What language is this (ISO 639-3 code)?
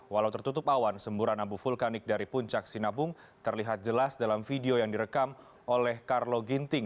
ind